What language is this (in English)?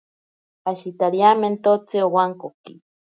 Ashéninka Perené